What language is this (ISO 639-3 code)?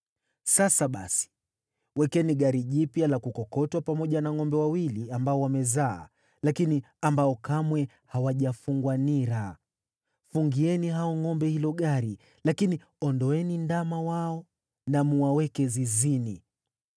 swa